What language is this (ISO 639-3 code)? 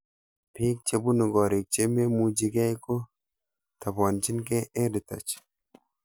kln